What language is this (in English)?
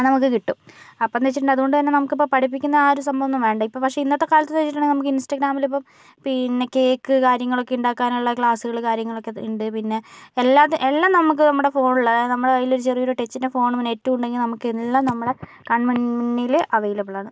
Malayalam